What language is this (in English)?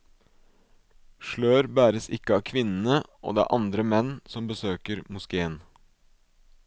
Norwegian